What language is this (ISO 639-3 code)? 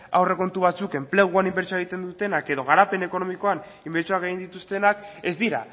eus